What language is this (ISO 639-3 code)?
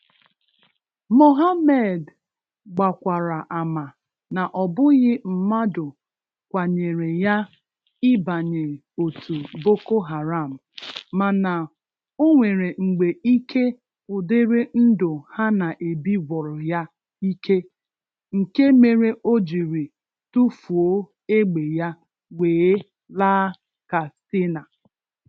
ibo